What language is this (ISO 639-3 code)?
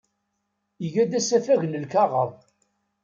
kab